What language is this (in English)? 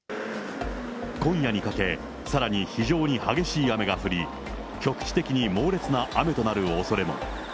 Japanese